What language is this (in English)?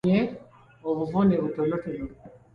Ganda